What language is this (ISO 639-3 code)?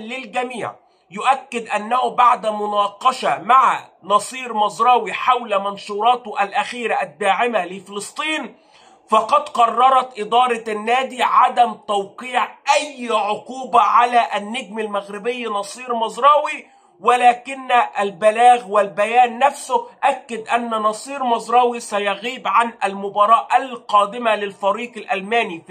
ara